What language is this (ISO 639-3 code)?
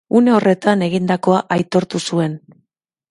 eus